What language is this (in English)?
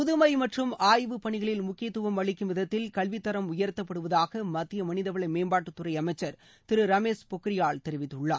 Tamil